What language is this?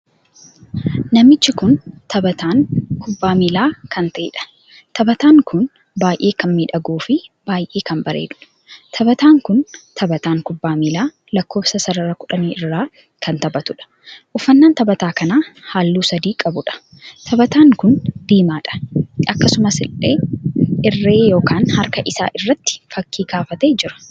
Oromo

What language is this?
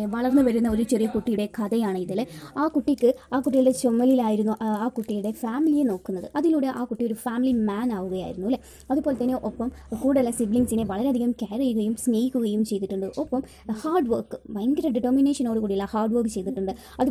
Hindi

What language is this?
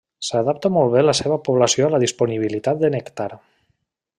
Catalan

